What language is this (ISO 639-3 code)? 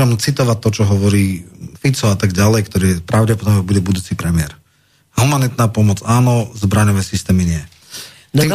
slk